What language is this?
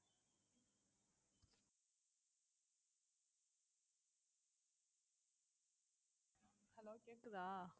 Tamil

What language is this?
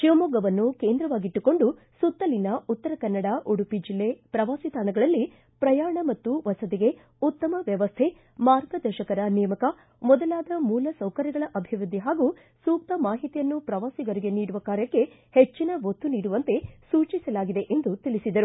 Kannada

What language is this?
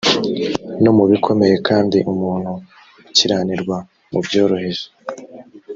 Kinyarwanda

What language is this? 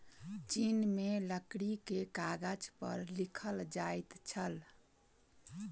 Maithili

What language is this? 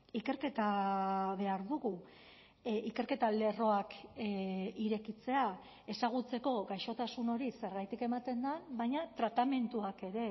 Basque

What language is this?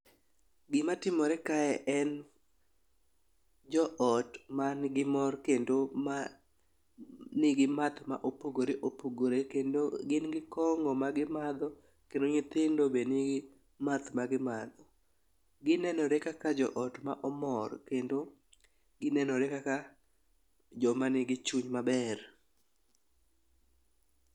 Luo (Kenya and Tanzania)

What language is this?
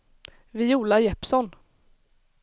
Swedish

